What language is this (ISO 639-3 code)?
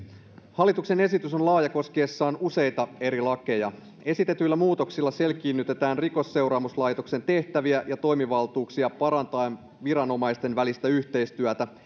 fin